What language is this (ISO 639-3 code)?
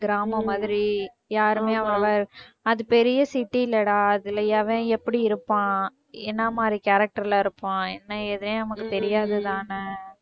tam